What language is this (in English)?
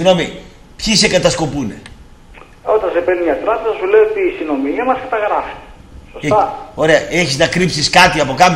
Greek